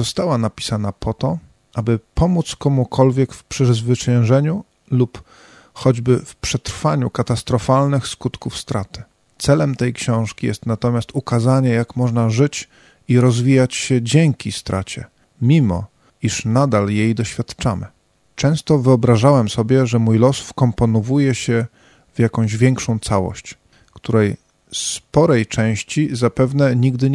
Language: Polish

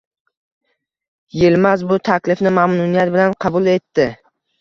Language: Uzbek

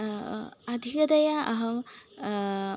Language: Sanskrit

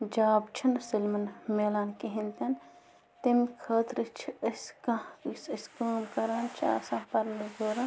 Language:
Kashmiri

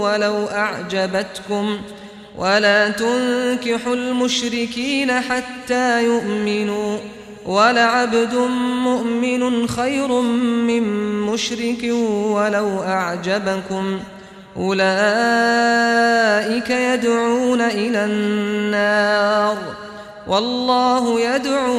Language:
Arabic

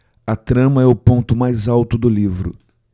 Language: Portuguese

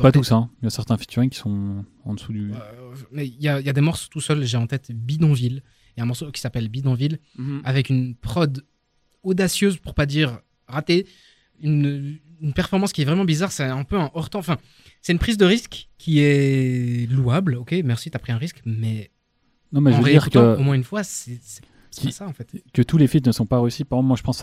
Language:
French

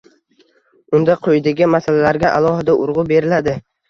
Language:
Uzbek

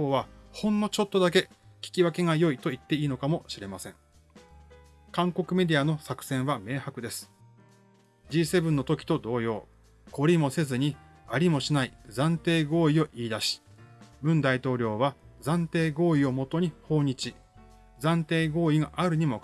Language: Japanese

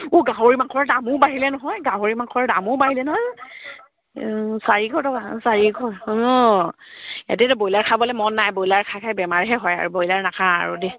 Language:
Assamese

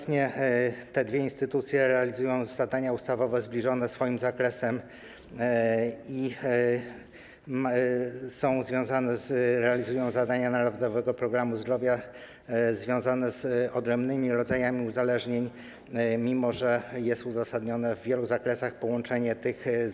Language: Polish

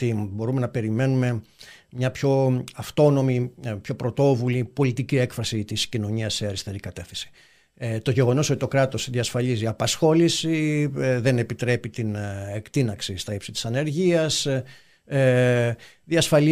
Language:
Greek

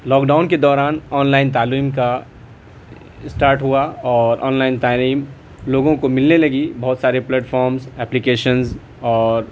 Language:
Urdu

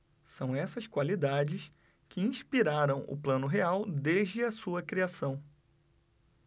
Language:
Portuguese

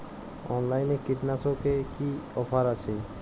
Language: Bangla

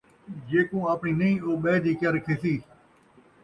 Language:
Saraiki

